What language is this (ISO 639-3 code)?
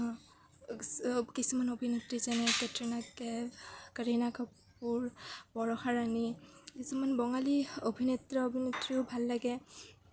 asm